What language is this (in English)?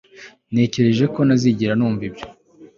Kinyarwanda